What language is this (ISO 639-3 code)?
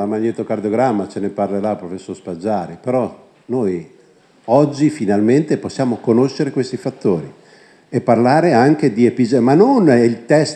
ita